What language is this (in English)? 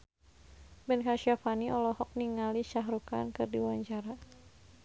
Sundanese